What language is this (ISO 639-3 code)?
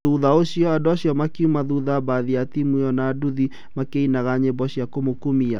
kik